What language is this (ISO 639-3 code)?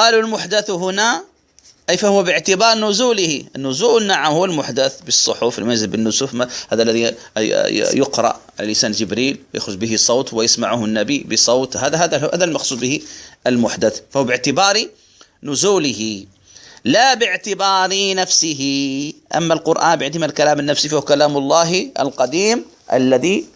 ara